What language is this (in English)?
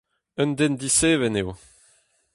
Breton